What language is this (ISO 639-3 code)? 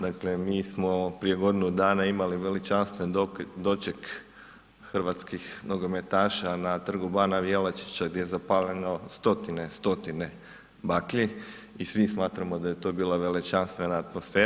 hrv